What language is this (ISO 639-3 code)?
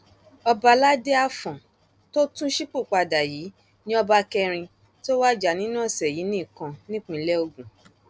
yor